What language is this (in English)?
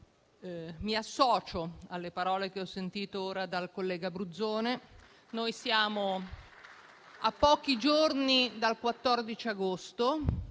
Italian